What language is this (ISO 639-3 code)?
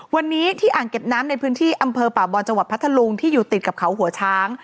tha